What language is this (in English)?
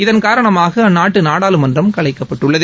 Tamil